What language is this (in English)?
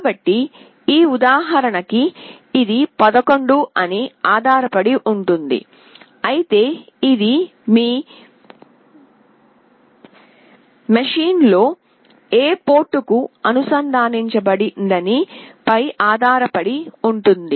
Telugu